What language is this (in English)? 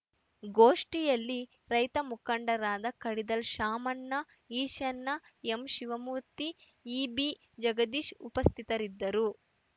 Kannada